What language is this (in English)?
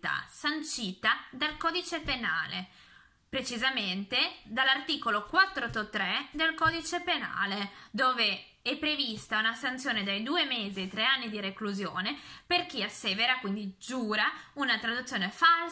Italian